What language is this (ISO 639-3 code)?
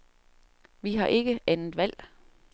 dan